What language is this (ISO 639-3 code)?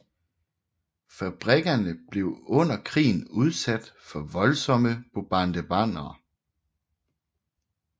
dan